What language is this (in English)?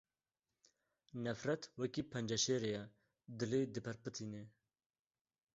Kurdish